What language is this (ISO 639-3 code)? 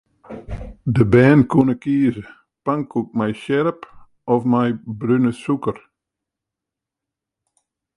fry